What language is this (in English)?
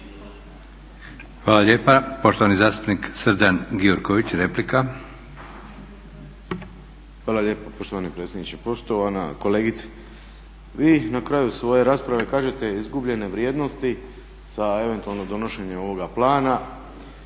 Croatian